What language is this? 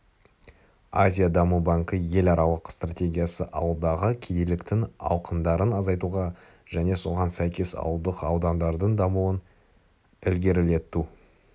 Kazakh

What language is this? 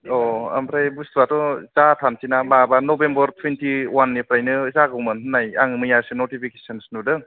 Bodo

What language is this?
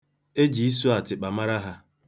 Igbo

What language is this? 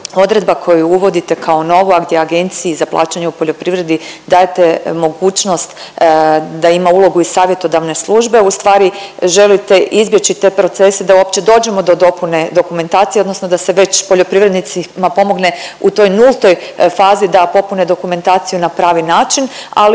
Croatian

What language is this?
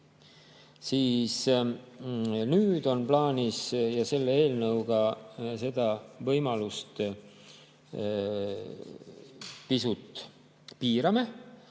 Estonian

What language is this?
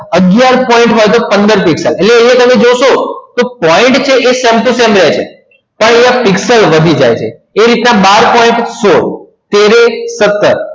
Gujarati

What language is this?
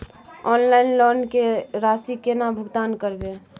Maithili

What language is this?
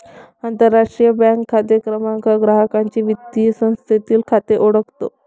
Marathi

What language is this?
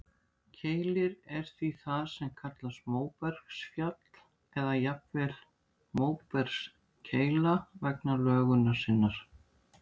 Icelandic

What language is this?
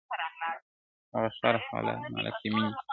Pashto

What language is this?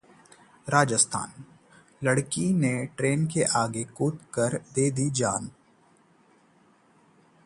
Hindi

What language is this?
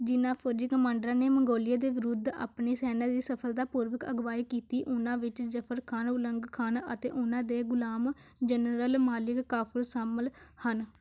Punjabi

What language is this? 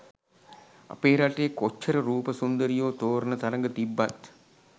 Sinhala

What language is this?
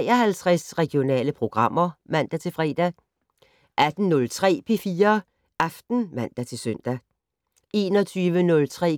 Danish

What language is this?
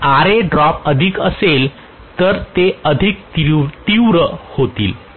Marathi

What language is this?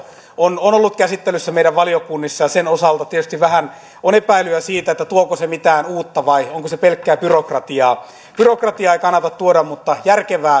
Finnish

